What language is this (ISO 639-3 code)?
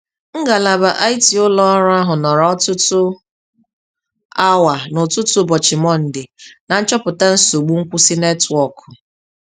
ibo